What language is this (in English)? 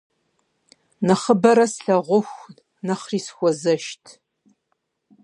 Kabardian